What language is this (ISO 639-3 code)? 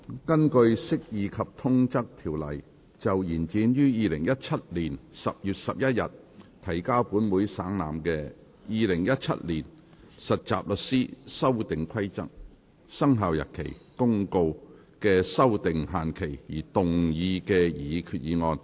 yue